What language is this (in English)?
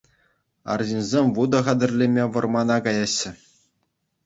Chuvash